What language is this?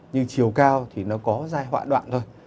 Vietnamese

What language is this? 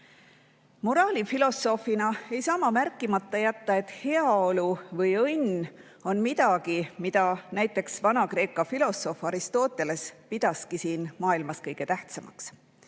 Estonian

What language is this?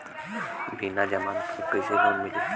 Bhojpuri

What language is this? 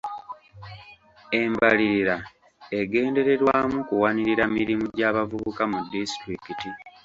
Ganda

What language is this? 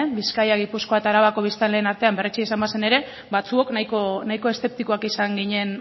Basque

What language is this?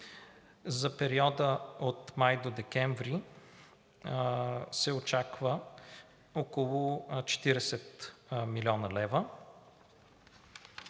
Bulgarian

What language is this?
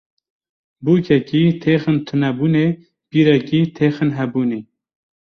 Kurdish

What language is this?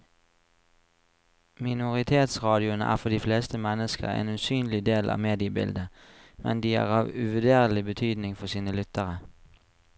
Norwegian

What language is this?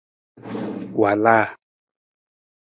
Nawdm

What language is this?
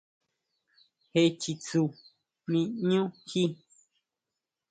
Huautla Mazatec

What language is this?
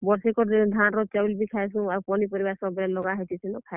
Odia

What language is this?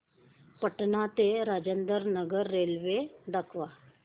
Marathi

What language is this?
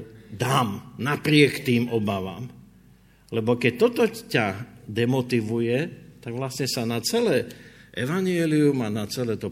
Slovak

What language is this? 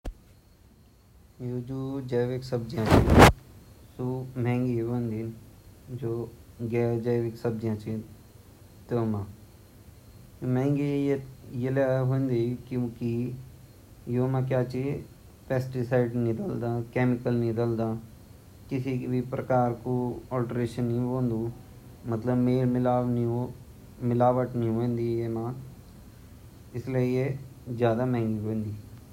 Garhwali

